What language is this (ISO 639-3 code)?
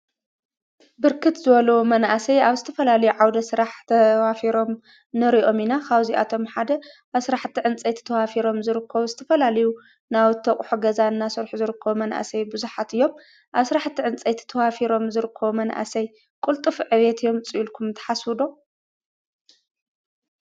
tir